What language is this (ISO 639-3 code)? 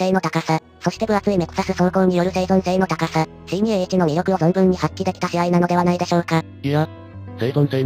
jpn